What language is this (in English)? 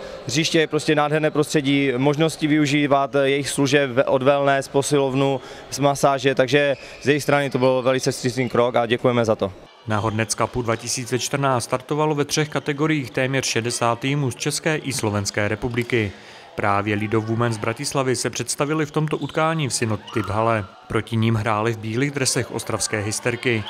Czech